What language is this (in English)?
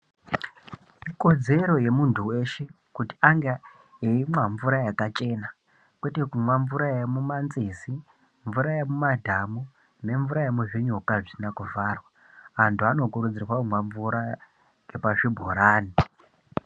Ndau